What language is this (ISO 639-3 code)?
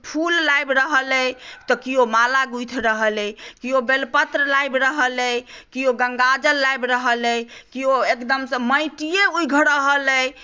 mai